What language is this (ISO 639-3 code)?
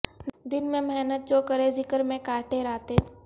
urd